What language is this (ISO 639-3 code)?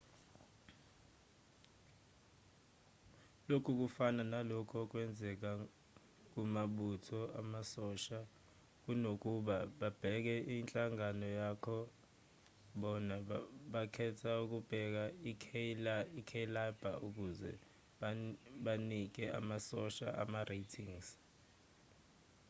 zul